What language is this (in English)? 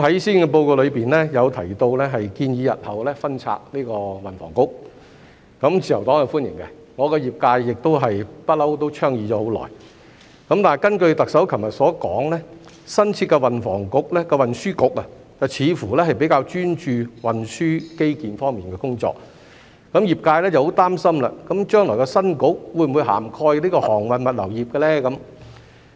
Cantonese